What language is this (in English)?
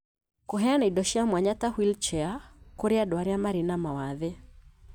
Kikuyu